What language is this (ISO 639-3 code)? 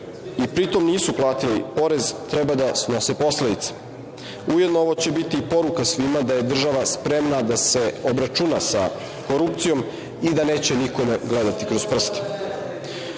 srp